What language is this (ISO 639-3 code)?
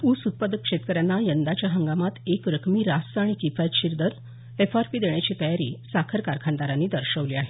mar